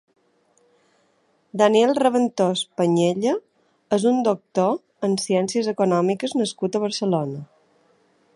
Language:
Catalan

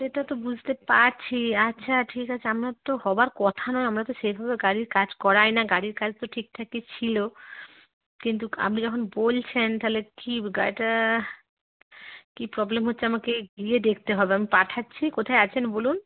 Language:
Bangla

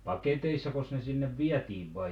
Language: Finnish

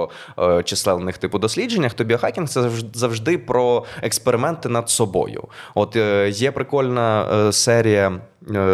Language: Ukrainian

